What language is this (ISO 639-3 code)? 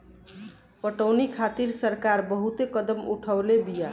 bho